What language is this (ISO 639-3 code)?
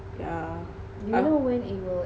eng